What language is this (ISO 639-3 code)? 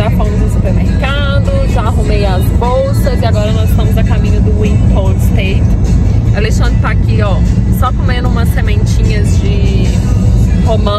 por